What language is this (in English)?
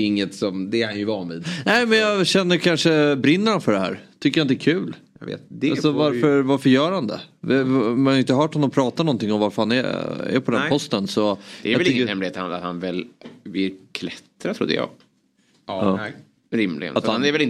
Swedish